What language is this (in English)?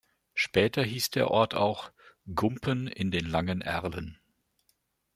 German